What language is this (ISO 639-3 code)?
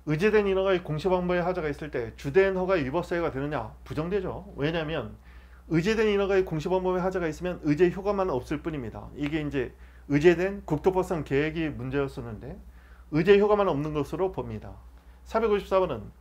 kor